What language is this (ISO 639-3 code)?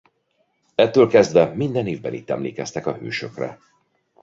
hun